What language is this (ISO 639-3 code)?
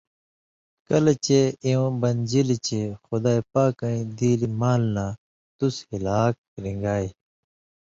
mvy